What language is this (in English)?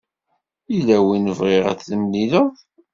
Kabyle